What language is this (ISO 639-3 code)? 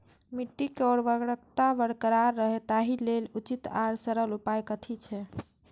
mai